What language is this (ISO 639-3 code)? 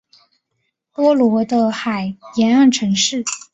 zho